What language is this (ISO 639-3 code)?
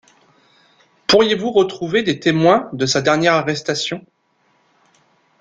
fra